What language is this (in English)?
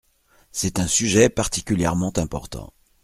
French